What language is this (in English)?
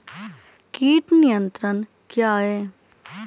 Hindi